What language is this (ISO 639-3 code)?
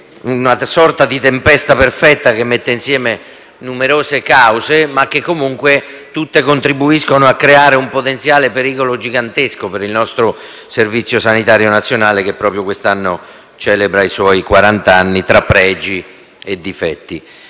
ita